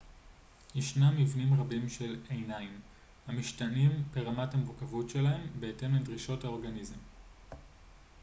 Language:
Hebrew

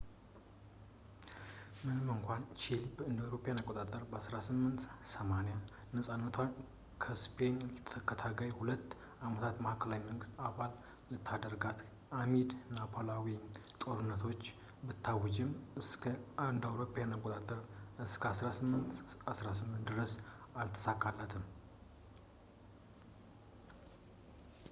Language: Amharic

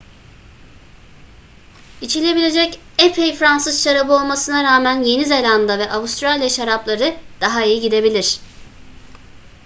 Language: Turkish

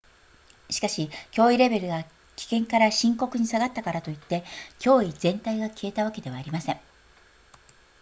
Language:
Japanese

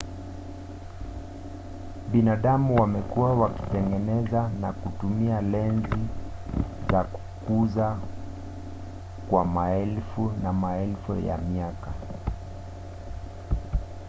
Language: Swahili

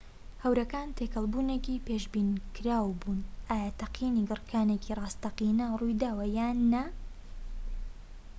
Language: Central Kurdish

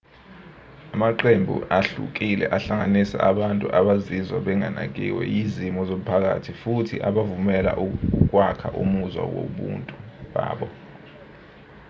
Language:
Zulu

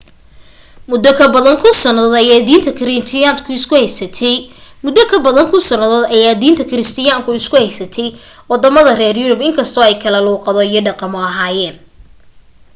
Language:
Somali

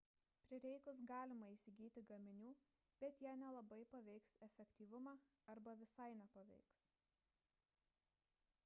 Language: Lithuanian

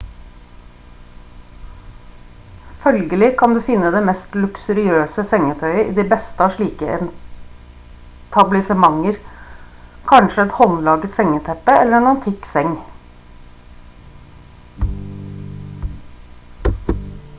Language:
Norwegian Bokmål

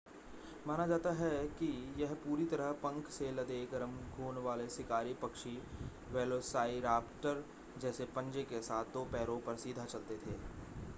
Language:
Hindi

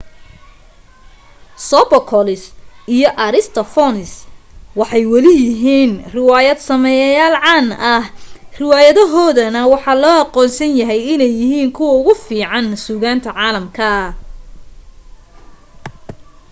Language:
Somali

